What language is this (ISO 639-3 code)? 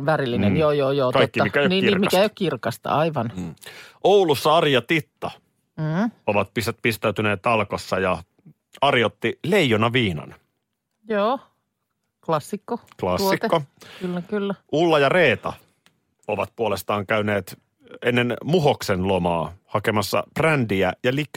fin